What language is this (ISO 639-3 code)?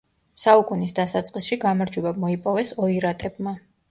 kat